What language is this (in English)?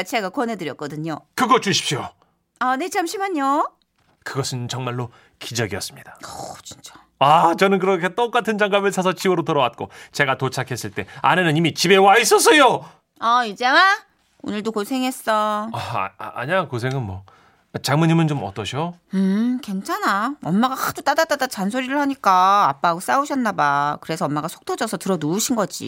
Korean